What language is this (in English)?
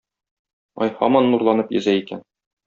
Tatar